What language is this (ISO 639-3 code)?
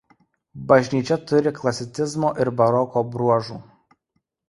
lit